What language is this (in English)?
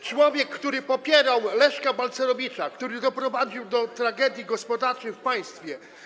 Polish